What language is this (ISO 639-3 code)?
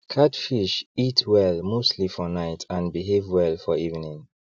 pcm